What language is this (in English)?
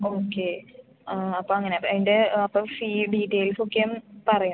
Malayalam